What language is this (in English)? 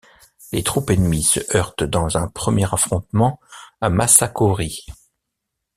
French